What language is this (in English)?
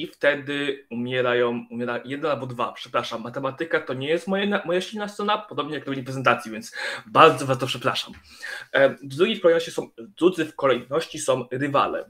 Polish